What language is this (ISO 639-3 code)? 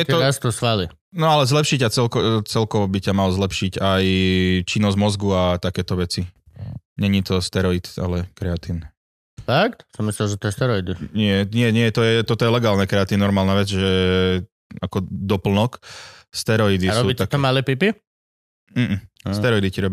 slk